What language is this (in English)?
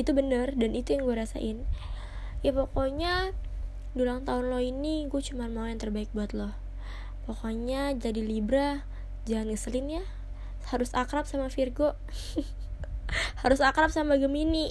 Indonesian